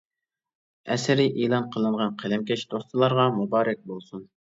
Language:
Uyghur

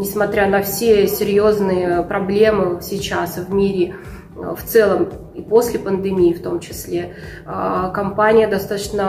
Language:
Russian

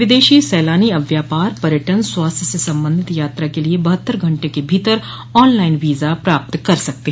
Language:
Hindi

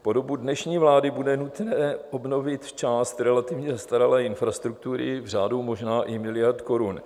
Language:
Czech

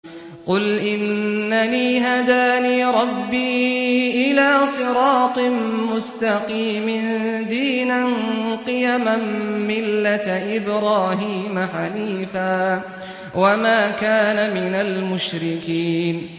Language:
Arabic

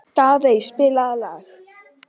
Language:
Icelandic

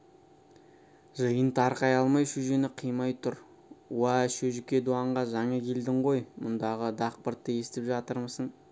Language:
Kazakh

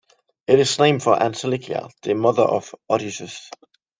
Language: English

